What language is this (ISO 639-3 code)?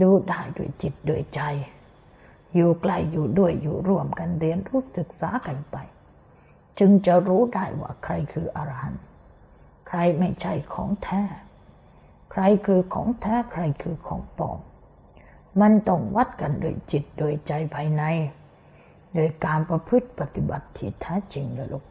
tha